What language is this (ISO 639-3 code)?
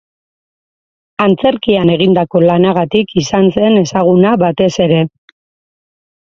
eus